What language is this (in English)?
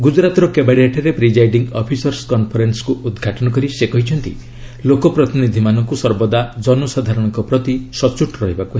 Odia